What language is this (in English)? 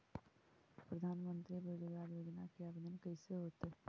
Magahi